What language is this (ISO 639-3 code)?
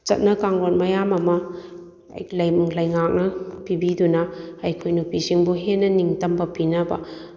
mni